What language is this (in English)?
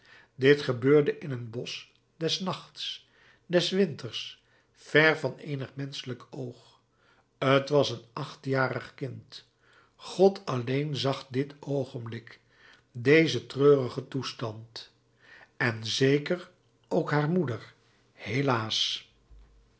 Dutch